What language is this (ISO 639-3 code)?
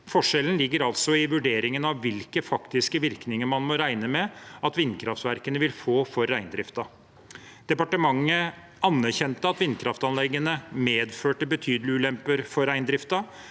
nor